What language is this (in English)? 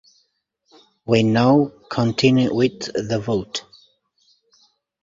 Romanian